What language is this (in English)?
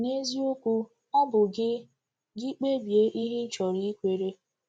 Igbo